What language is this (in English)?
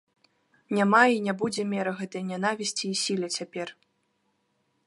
Belarusian